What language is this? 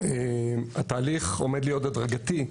Hebrew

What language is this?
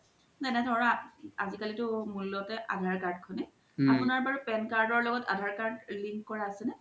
Assamese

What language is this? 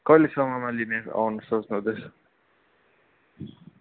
Nepali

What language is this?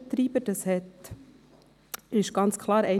Swiss German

